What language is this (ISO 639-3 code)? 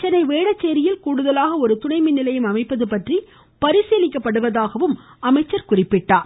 tam